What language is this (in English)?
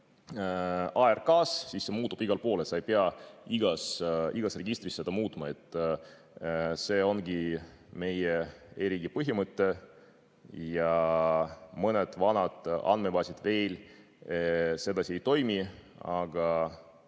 Estonian